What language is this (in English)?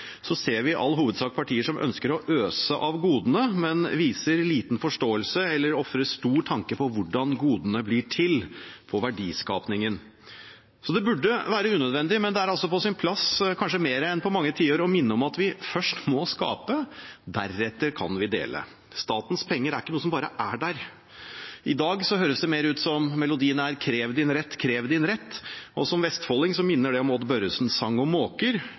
Norwegian